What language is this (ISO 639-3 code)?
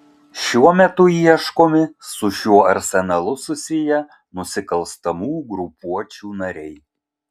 lit